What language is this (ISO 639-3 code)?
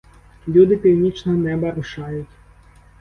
ukr